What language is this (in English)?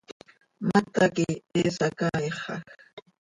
Seri